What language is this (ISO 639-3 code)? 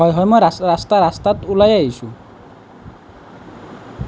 asm